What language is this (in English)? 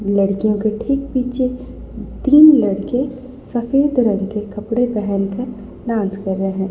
Hindi